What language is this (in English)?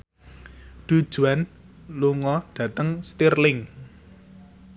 Javanese